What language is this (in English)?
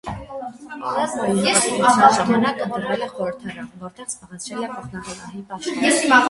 Armenian